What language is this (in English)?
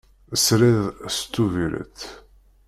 Kabyle